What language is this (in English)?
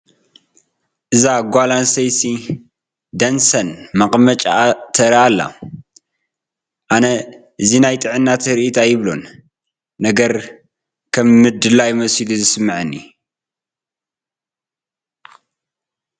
Tigrinya